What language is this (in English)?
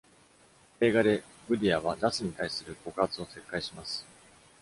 Japanese